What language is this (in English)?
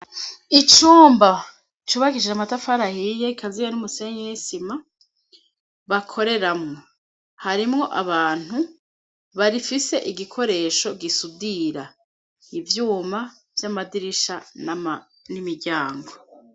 Rundi